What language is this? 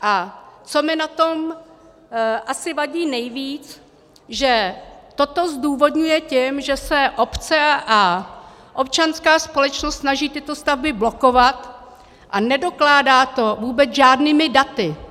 Czech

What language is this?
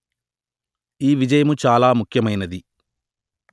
Telugu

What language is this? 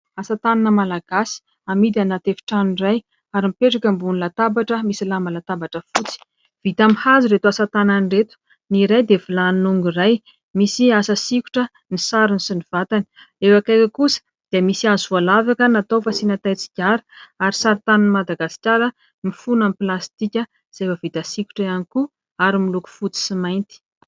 Malagasy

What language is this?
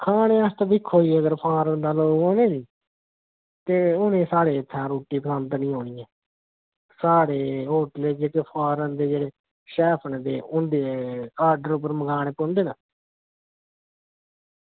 Dogri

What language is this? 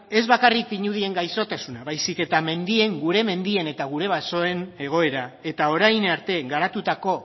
Basque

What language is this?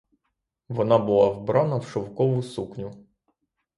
Ukrainian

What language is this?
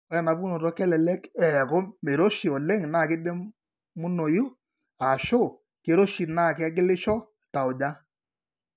Masai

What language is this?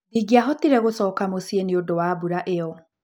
Kikuyu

